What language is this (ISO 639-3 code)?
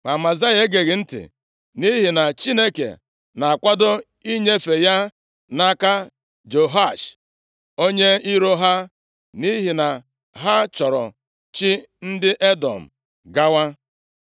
ibo